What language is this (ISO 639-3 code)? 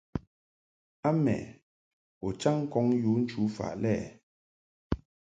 mhk